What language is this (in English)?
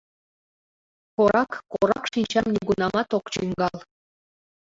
Mari